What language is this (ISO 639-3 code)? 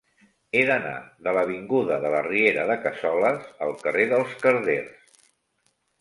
cat